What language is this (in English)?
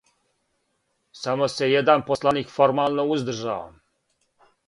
Serbian